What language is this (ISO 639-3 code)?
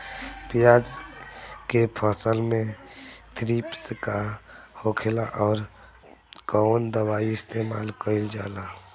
bho